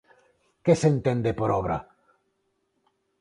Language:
Galician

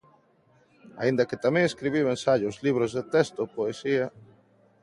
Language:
Galician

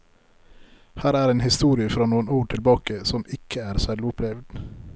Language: Norwegian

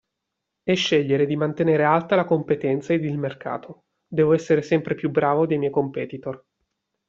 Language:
Italian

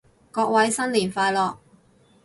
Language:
Cantonese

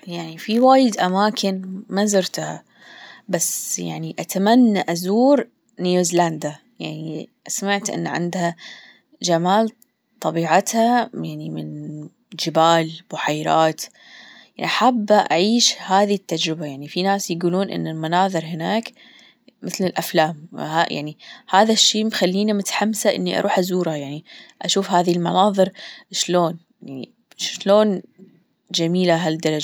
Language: Gulf Arabic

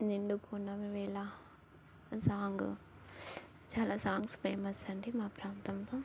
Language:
Telugu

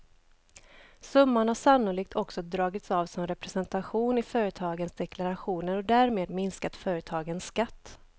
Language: Swedish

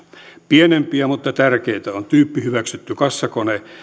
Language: Finnish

